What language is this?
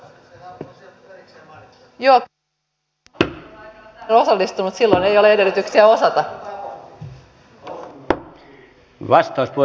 Finnish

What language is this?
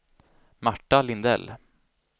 Swedish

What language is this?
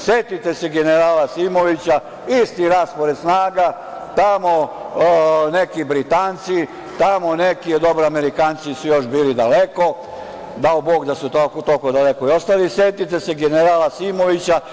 Serbian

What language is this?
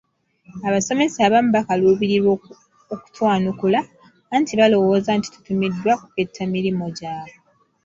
Ganda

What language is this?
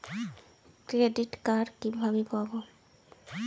Bangla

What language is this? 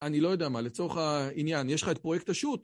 Hebrew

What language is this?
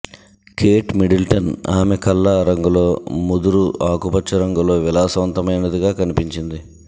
Telugu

